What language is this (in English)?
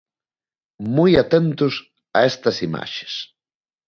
Galician